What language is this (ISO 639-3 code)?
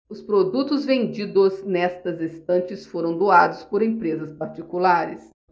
por